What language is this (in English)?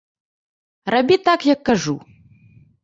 Belarusian